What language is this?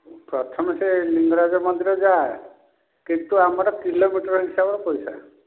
Odia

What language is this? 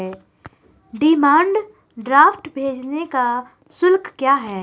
Hindi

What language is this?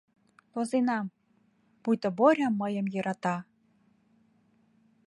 Mari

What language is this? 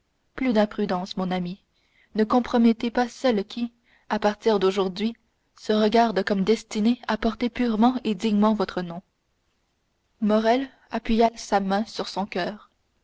French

